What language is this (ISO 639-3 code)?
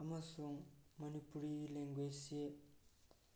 mni